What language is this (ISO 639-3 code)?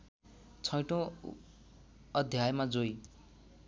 nep